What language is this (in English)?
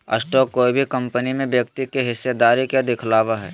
Magahi